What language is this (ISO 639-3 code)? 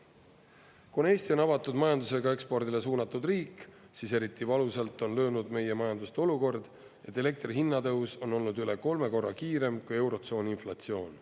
est